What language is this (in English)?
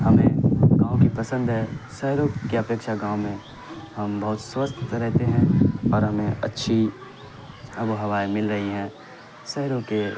Urdu